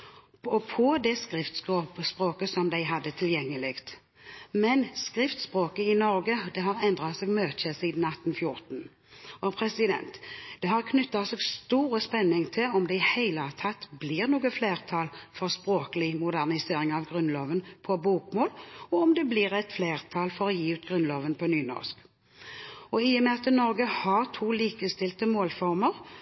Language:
Norwegian Bokmål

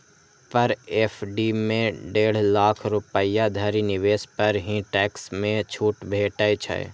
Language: Maithili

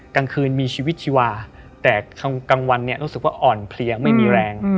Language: Thai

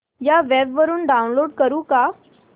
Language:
Marathi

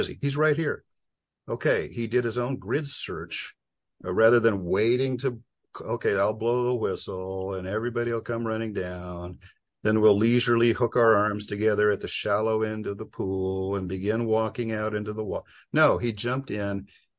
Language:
English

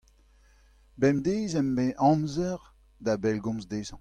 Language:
Breton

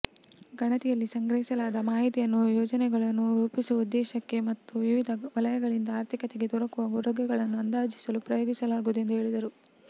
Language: Kannada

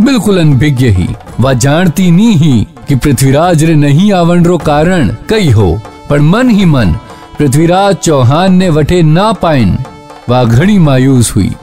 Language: Hindi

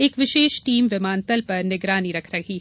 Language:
Hindi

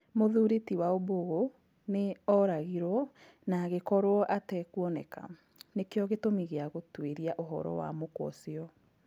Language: Kikuyu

